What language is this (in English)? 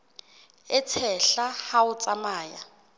Southern Sotho